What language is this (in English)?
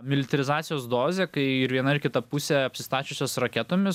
Lithuanian